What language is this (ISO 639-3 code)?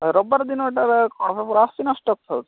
ori